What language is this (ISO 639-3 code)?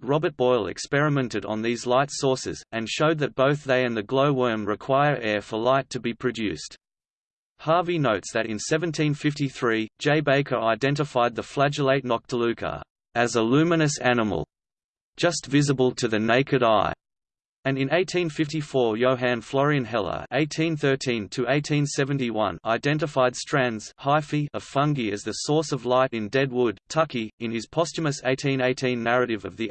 eng